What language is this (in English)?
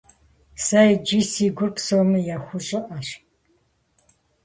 Kabardian